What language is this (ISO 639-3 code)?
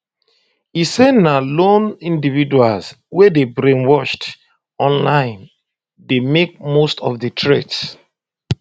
pcm